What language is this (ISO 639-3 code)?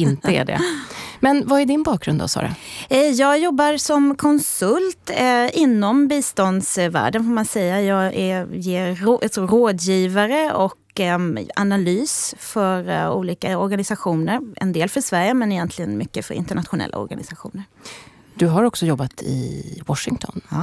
swe